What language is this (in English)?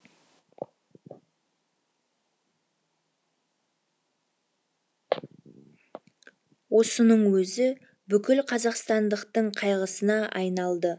Kazakh